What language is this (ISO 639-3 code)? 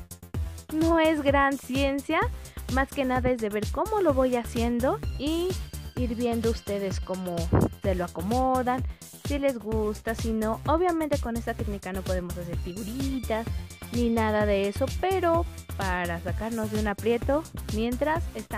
spa